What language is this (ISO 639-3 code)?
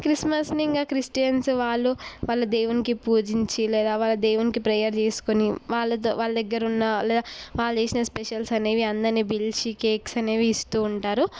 tel